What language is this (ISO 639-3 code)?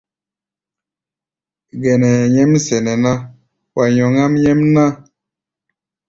gba